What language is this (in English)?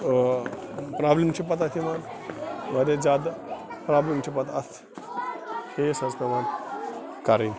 Kashmiri